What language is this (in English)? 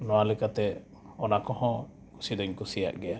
Santali